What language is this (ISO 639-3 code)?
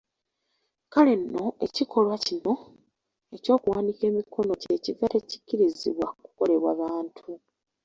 lug